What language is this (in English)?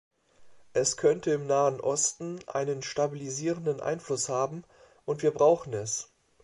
German